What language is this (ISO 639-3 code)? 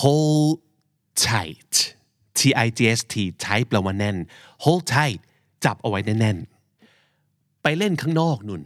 tha